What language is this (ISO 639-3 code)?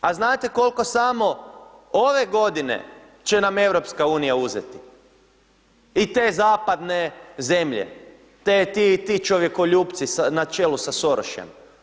hrv